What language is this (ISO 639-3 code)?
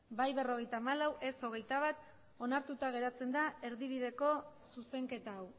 eus